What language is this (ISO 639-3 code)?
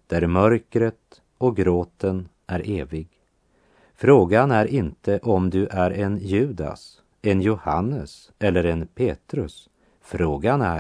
swe